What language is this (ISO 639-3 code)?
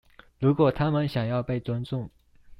zho